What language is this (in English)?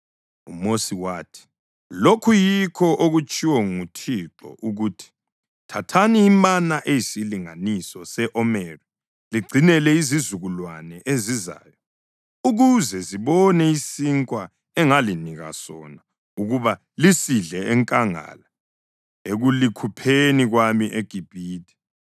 North Ndebele